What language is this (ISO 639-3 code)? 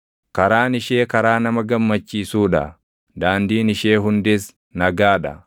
orm